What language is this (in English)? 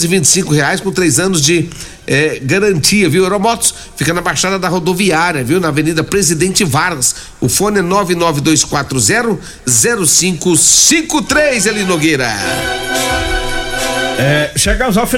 Portuguese